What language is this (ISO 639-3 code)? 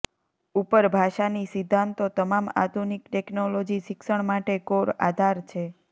guj